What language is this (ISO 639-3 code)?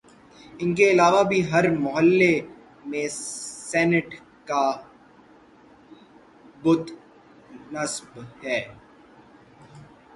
urd